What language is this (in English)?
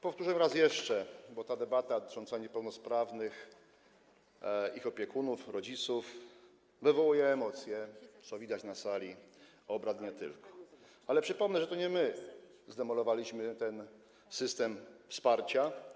Polish